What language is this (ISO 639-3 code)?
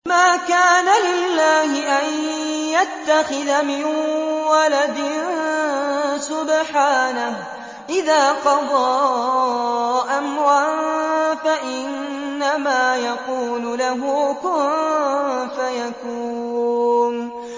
ara